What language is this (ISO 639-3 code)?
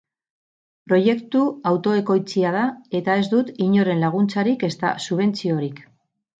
eus